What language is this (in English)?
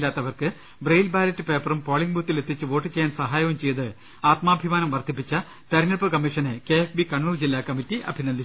Malayalam